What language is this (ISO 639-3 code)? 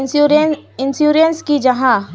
mag